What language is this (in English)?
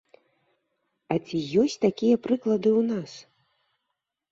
Belarusian